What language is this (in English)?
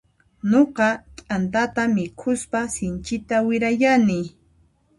Puno Quechua